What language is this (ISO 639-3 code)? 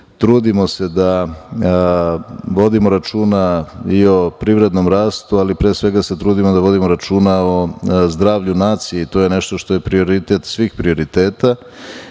srp